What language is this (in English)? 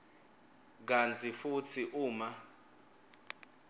Swati